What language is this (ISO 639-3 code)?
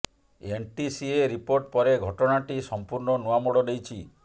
ori